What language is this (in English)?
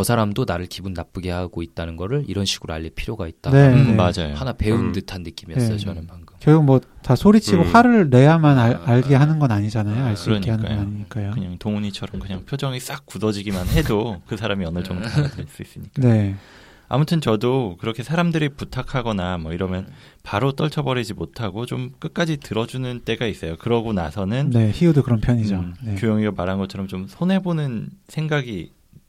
Korean